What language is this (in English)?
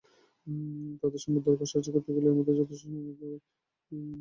Bangla